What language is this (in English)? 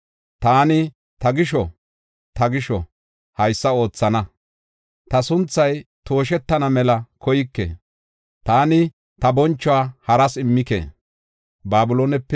Gofa